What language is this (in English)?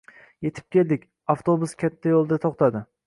Uzbek